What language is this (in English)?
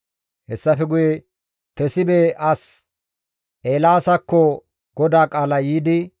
Gamo